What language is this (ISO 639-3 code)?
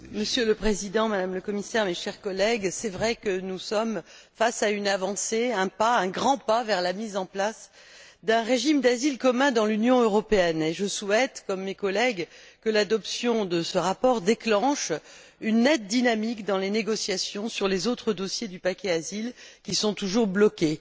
fra